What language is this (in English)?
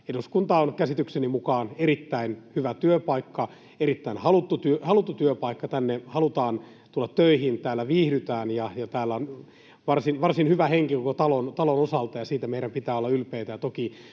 Finnish